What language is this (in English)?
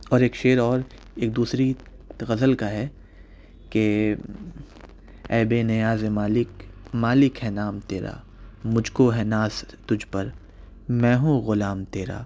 Urdu